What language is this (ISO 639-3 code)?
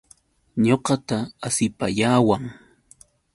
qux